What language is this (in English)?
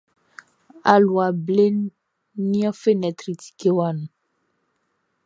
Baoulé